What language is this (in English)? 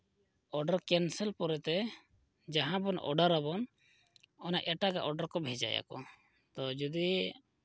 Santali